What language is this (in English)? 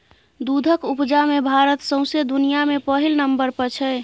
Maithili